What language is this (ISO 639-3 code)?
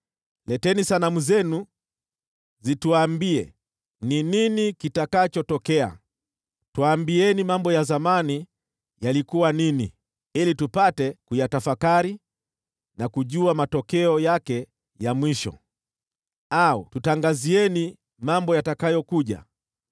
swa